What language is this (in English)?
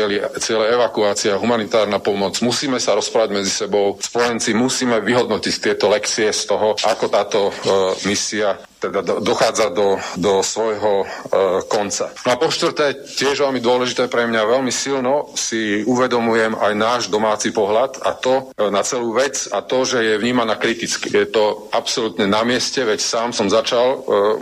Slovak